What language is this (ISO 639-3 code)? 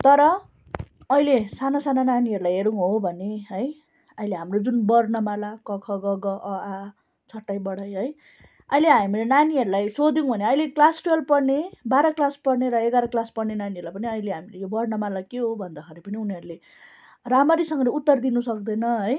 nep